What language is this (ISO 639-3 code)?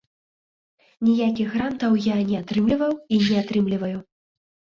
bel